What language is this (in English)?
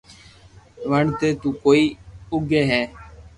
Loarki